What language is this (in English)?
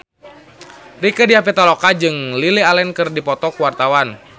Sundanese